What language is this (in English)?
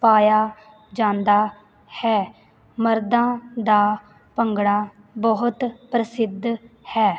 Punjabi